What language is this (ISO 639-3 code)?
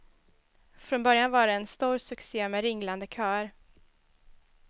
swe